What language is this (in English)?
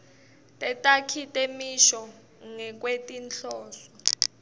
Swati